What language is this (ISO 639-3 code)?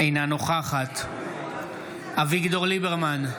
heb